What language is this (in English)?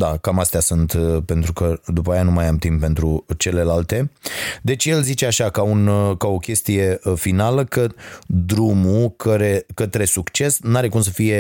Romanian